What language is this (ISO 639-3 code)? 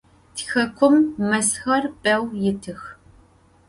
ady